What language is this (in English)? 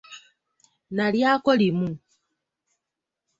Ganda